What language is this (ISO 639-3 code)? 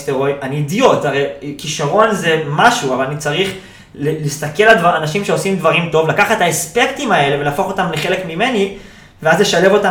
heb